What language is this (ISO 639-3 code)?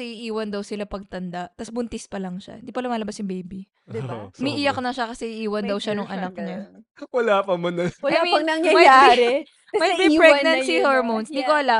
fil